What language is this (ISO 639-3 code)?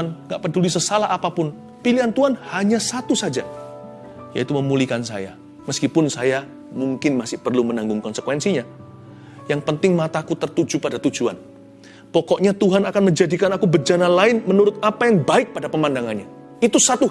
ind